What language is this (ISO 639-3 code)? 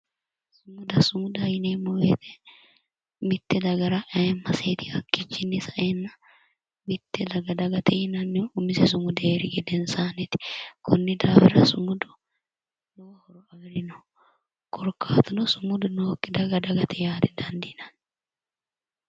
sid